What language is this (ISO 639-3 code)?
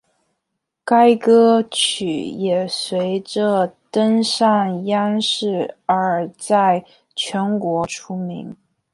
zho